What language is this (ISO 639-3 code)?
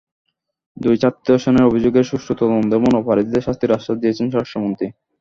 ben